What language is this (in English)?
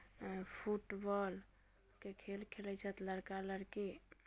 Maithili